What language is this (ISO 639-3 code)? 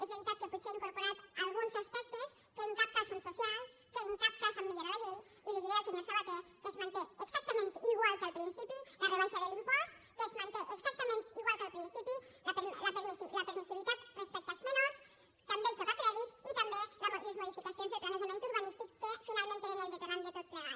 cat